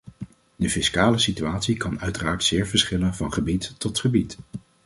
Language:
Dutch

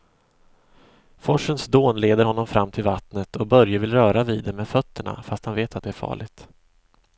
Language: Swedish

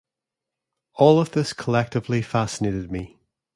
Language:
English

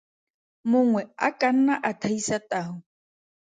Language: Tswana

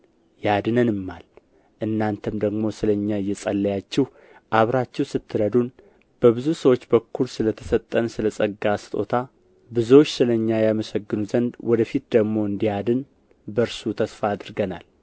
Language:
Amharic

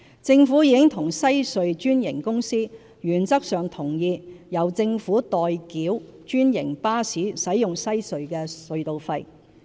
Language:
Cantonese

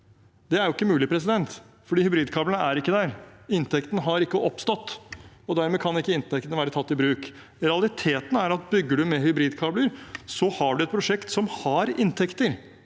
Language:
Norwegian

